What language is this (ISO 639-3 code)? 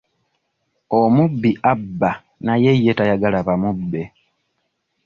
lug